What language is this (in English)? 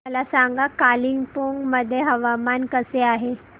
Marathi